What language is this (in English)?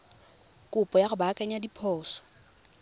Tswana